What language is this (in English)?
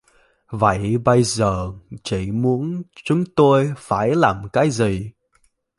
Vietnamese